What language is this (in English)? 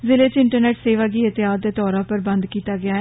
Dogri